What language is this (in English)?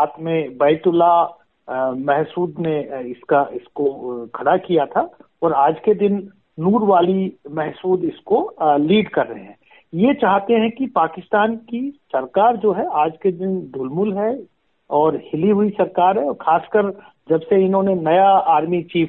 Hindi